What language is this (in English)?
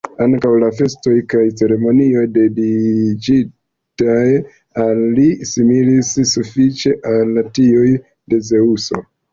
Esperanto